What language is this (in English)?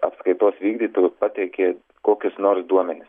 Lithuanian